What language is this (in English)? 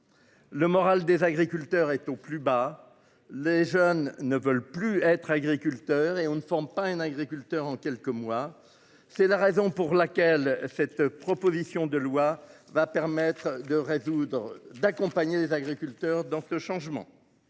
French